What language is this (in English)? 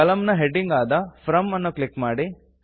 Kannada